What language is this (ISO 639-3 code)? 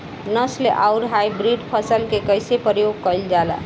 bho